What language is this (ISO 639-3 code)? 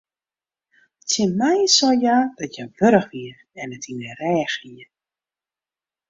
fry